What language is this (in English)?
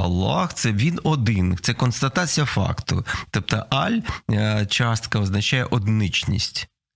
Ukrainian